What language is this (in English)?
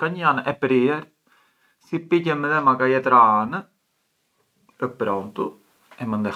Arbëreshë Albanian